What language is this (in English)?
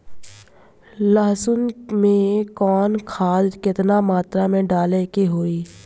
Bhojpuri